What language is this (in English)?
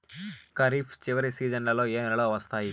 Telugu